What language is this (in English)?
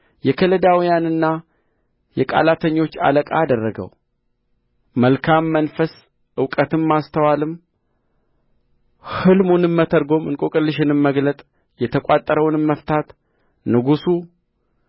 Amharic